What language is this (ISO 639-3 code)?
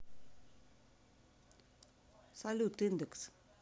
rus